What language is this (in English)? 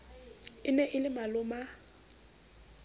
Southern Sotho